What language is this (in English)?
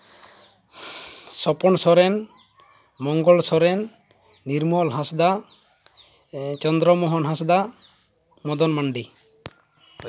Santali